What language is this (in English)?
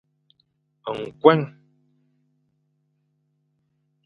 Fang